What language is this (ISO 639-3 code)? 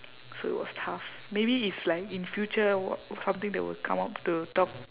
eng